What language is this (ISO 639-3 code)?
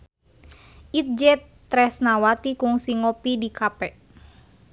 sun